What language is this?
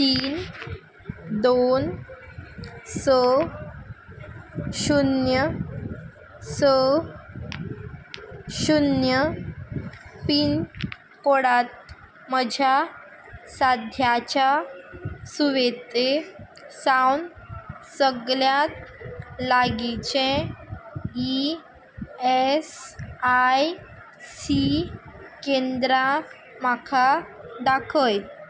Konkani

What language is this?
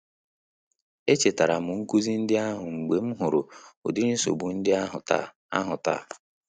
Igbo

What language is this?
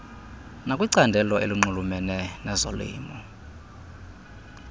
Xhosa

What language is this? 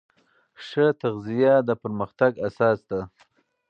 Pashto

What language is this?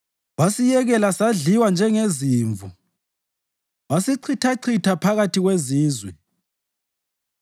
North Ndebele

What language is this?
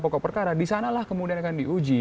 Indonesian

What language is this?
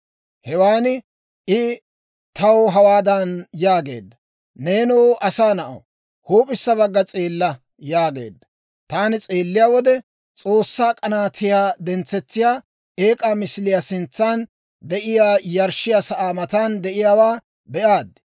Dawro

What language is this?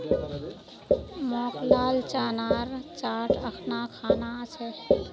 Magahi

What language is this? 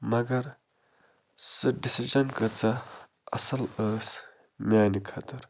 Kashmiri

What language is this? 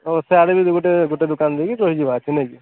Odia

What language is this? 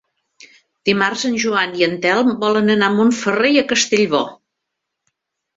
Catalan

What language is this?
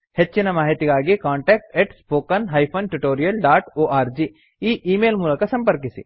Kannada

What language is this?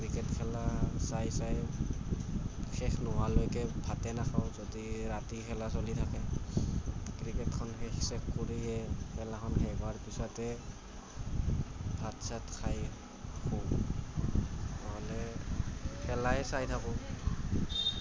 Assamese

